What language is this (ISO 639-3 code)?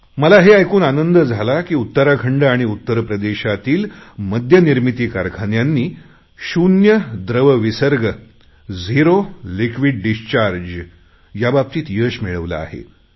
mar